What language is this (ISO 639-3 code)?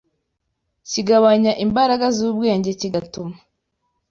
kin